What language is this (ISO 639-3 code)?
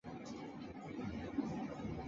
zho